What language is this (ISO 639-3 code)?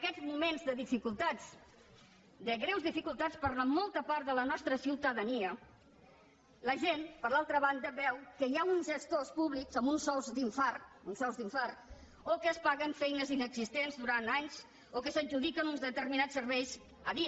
cat